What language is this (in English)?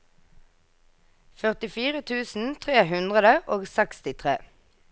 Norwegian